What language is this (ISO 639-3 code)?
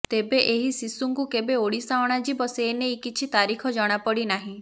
ori